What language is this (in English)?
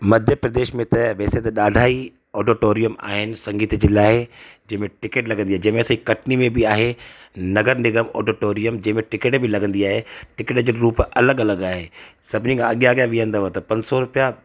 Sindhi